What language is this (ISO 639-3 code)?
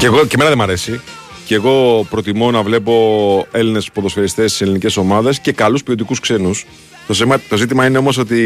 ell